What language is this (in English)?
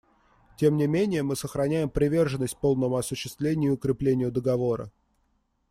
Russian